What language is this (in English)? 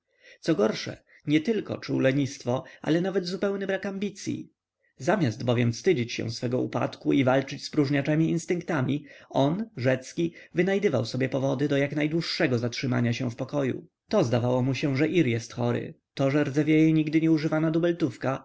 Polish